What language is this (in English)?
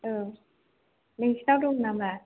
Bodo